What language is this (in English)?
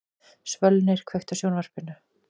Icelandic